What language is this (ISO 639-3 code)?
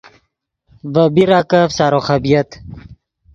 ydg